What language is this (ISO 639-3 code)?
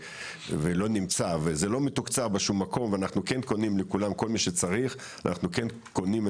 heb